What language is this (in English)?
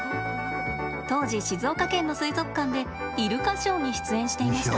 Japanese